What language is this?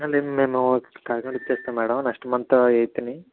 Telugu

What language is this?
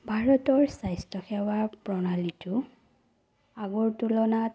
Assamese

